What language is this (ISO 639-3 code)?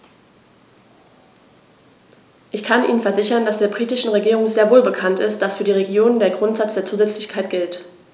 deu